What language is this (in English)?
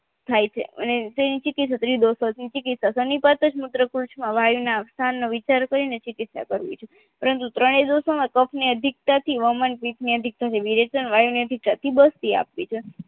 Gujarati